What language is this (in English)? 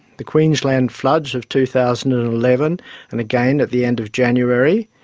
English